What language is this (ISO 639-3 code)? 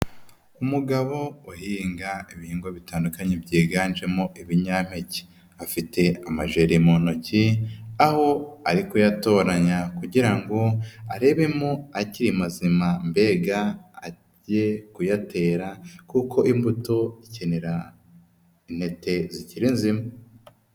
kin